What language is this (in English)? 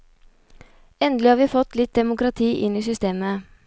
Norwegian